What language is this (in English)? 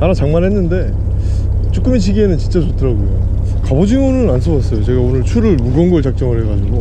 Korean